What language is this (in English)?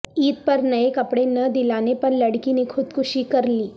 Urdu